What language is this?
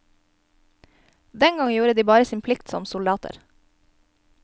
Norwegian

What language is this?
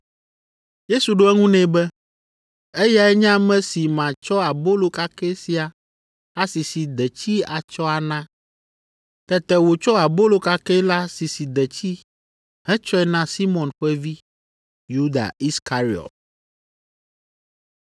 Ewe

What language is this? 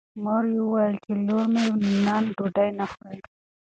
Pashto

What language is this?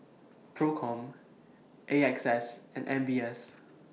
English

